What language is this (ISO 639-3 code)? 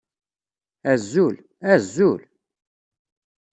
kab